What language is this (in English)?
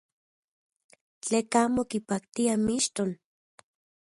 Central Puebla Nahuatl